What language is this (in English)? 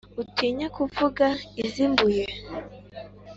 Kinyarwanda